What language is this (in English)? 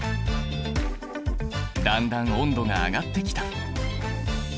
Japanese